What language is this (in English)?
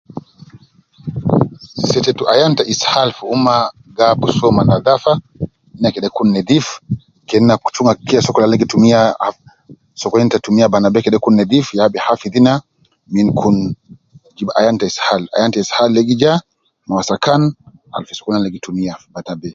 Nubi